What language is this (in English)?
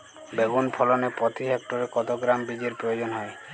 Bangla